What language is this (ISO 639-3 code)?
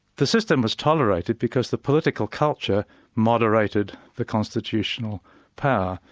eng